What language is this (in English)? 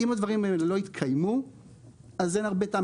Hebrew